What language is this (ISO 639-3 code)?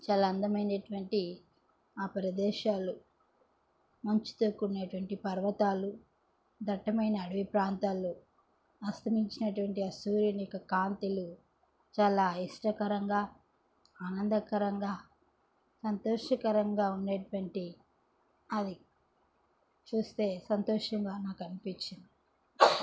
tel